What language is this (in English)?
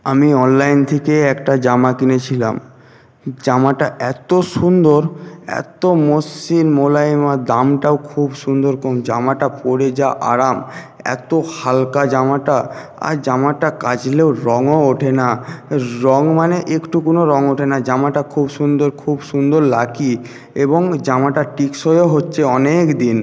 Bangla